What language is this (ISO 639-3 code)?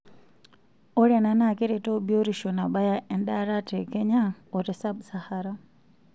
mas